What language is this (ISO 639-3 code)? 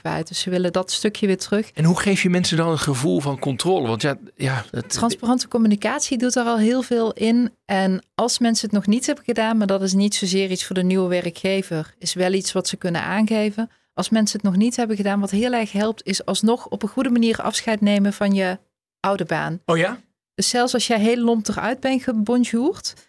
nld